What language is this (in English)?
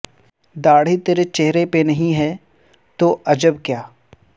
Urdu